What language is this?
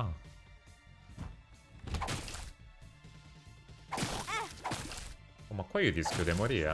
Italian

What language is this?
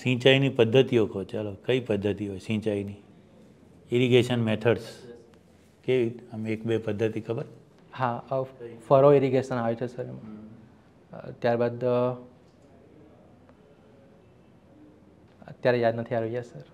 Gujarati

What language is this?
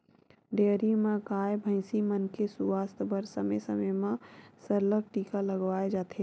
Chhattisgarhi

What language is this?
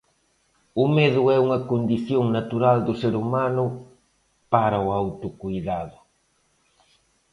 Galician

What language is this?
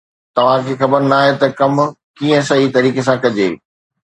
Sindhi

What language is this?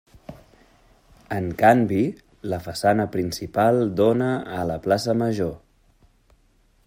Catalan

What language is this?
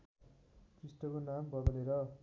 Nepali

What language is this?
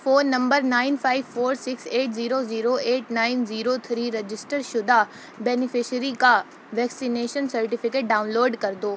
Urdu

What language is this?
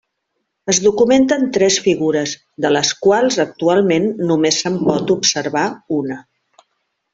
Catalan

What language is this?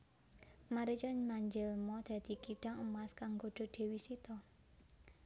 Javanese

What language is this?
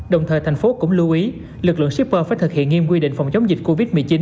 Vietnamese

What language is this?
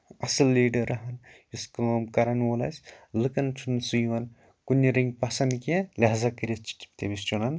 Kashmiri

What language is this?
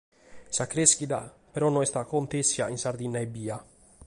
Sardinian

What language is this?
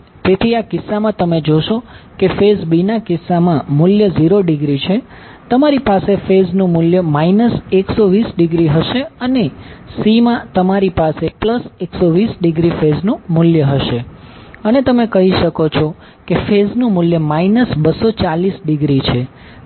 Gujarati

